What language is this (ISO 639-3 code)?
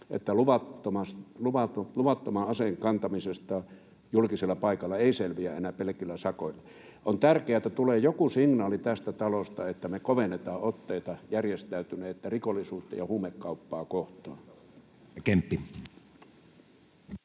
fin